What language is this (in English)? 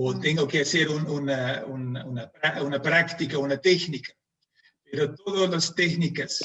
Spanish